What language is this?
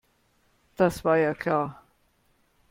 German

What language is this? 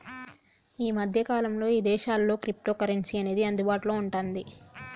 Telugu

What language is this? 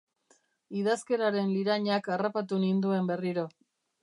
Basque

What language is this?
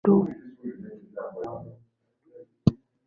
Swahili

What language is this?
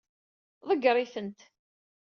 Kabyle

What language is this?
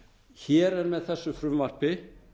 Icelandic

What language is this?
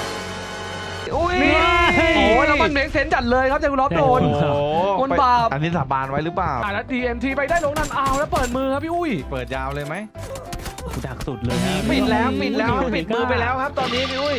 Thai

